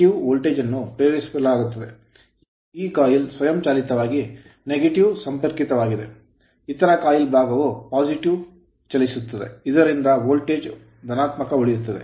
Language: Kannada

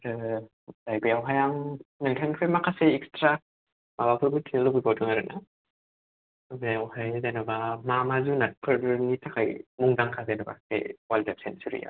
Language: Bodo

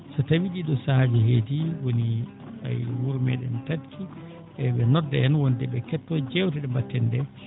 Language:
Fula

